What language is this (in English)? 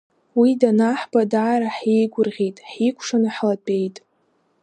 Abkhazian